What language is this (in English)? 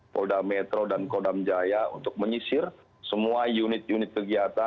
Indonesian